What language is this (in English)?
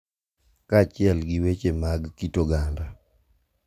Luo (Kenya and Tanzania)